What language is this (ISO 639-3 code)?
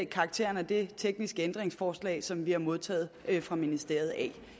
dan